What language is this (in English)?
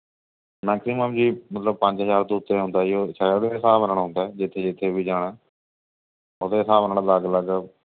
Punjabi